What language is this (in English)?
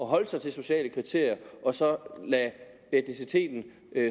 Danish